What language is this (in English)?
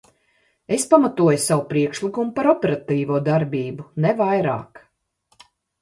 Latvian